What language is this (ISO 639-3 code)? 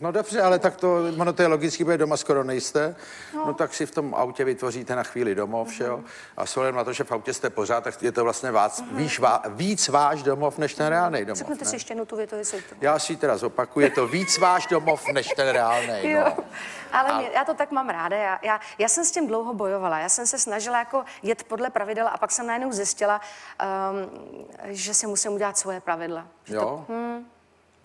ces